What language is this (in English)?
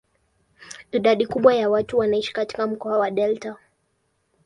Swahili